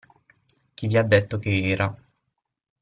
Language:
Italian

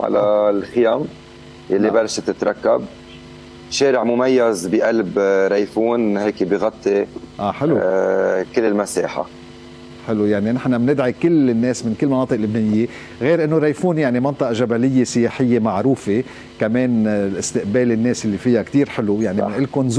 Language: Arabic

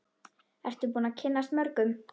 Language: Icelandic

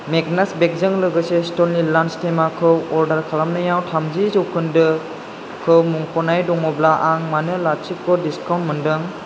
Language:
Bodo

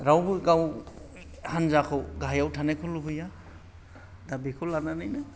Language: Bodo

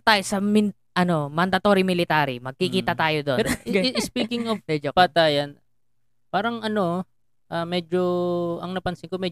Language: Filipino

